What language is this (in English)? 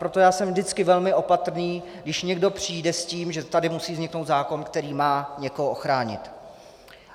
Czech